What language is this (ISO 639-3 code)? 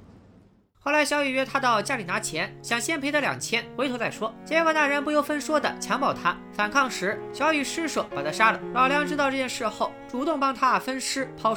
zho